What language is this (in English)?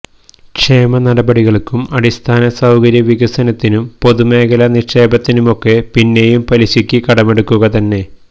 Malayalam